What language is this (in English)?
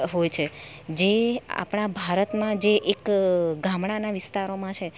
Gujarati